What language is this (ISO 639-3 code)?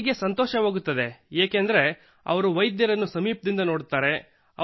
kan